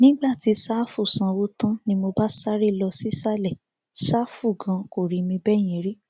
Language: Yoruba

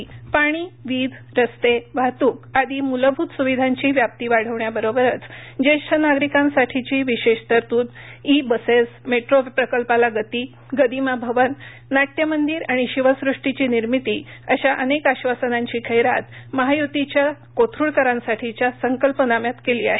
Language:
Marathi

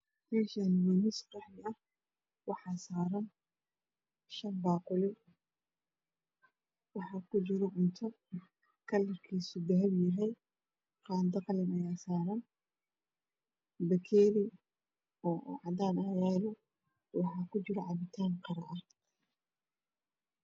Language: Somali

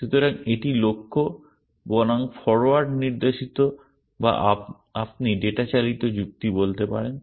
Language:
Bangla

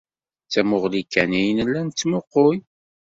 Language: Kabyle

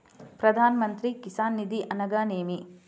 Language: Telugu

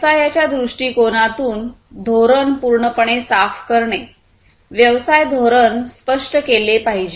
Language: Marathi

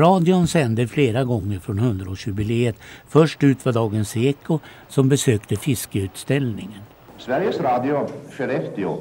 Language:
Swedish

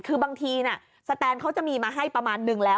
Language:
Thai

